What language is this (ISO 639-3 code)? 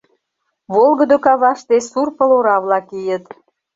chm